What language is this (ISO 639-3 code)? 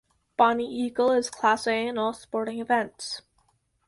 eng